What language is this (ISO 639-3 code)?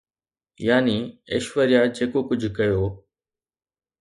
snd